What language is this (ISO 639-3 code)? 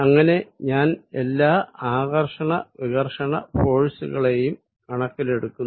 mal